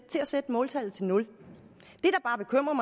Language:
Danish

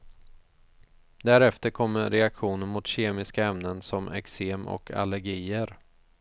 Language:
Swedish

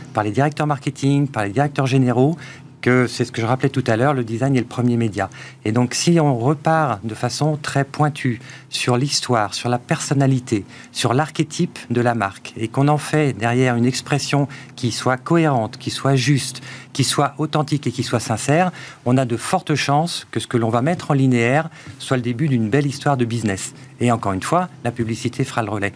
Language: French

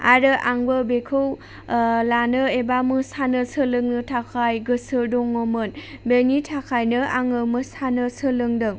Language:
Bodo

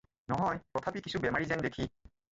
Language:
Assamese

